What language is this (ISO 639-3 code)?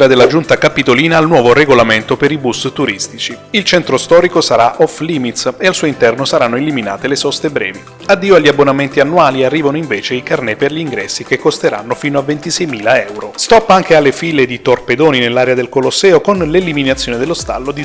ita